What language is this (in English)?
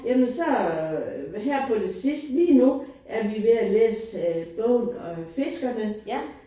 Danish